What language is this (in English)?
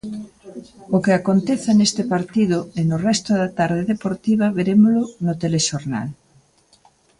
Galician